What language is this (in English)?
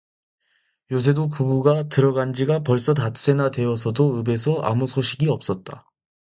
Korean